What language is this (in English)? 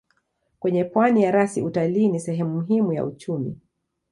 Swahili